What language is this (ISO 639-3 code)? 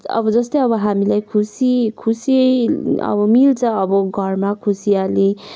nep